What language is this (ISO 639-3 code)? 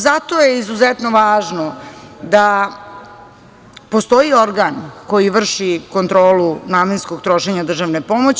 srp